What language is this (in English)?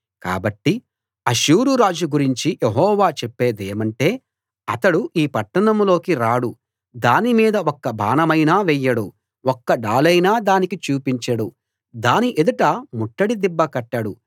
Telugu